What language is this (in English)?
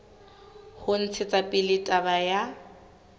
Southern Sotho